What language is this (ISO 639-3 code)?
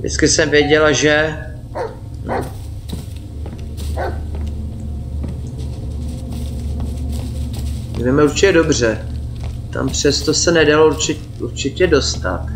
ces